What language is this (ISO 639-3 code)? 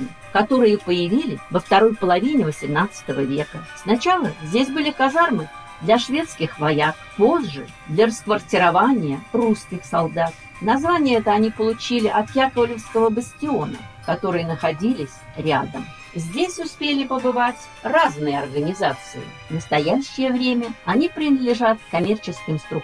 rus